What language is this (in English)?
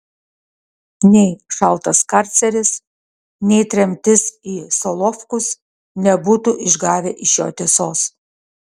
Lithuanian